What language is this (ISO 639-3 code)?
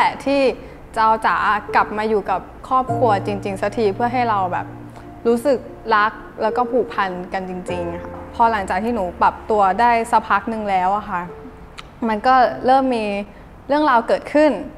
tha